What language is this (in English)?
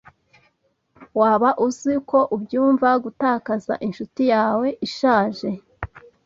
Kinyarwanda